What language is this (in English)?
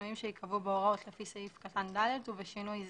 Hebrew